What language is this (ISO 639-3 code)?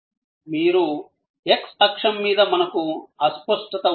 tel